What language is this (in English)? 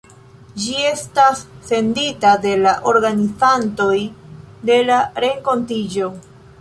Esperanto